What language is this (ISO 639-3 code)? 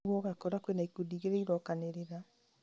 kik